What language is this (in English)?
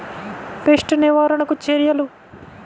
Telugu